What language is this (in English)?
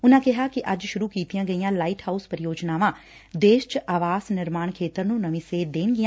Punjabi